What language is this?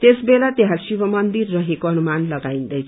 Nepali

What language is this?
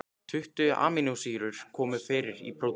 Icelandic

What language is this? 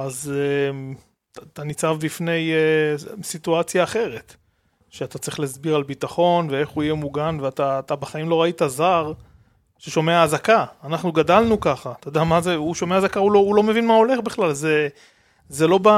Hebrew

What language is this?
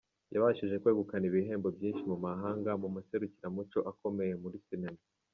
Kinyarwanda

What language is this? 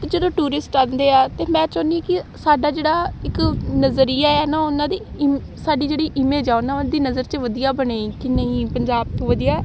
Punjabi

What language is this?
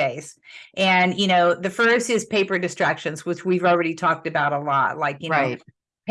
English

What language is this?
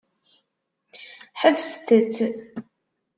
Kabyle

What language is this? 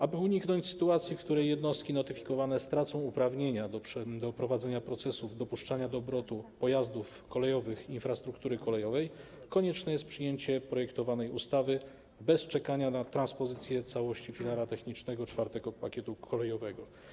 Polish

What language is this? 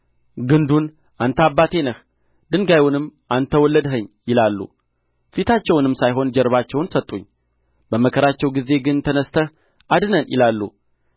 Amharic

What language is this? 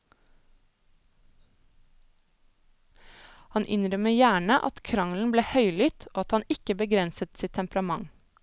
Norwegian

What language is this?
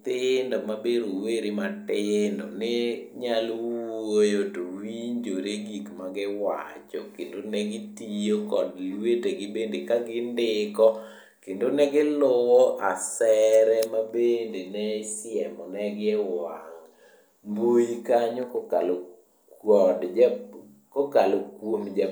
Luo (Kenya and Tanzania)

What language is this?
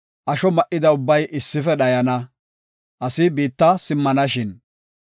Gofa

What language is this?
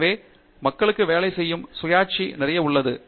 Tamil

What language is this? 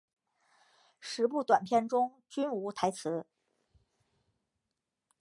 Chinese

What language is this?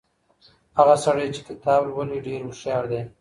Pashto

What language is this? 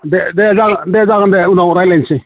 Bodo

